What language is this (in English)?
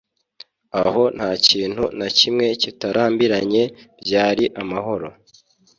Kinyarwanda